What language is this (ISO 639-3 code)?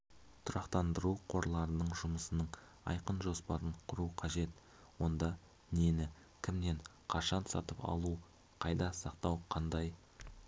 kaz